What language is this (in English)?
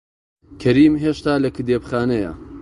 Central Kurdish